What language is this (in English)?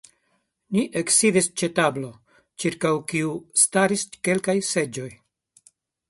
Esperanto